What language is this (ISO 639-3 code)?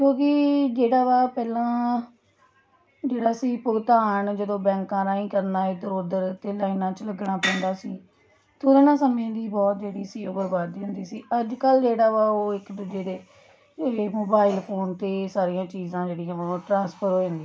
pan